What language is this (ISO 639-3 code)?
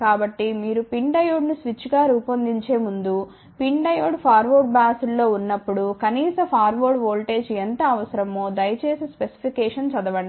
tel